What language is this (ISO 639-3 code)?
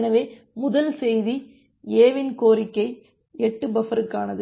tam